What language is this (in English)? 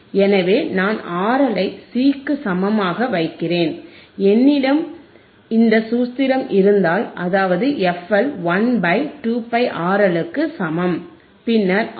Tamil